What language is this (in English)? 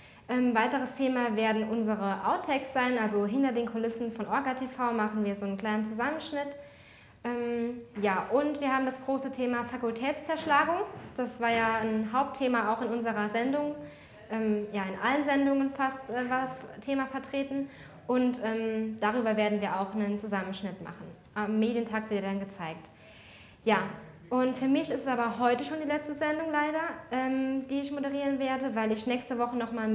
German